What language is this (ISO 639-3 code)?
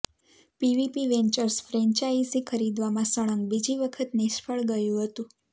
guj